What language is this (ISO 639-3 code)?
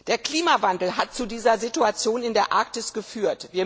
deu